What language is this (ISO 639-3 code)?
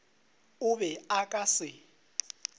nso